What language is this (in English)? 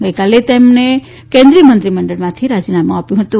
Gujarati